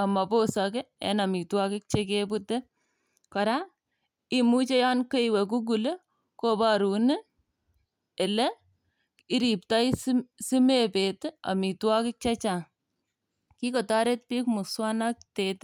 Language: Kalenjin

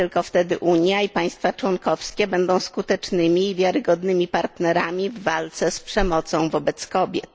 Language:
Polish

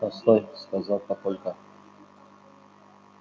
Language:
Russian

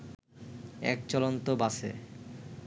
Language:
Bangla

